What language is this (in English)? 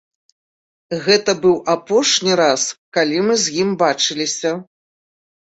Belarusian